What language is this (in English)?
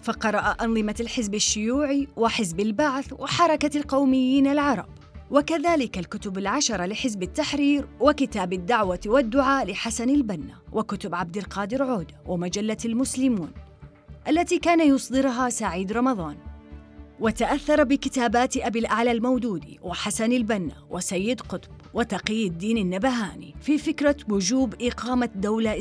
Arabic